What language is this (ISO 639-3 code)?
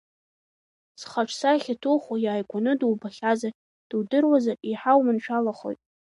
abk